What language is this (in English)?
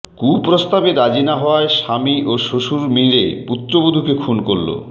Bangla